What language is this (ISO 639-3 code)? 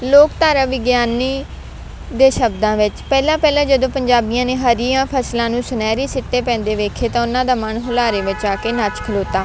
pan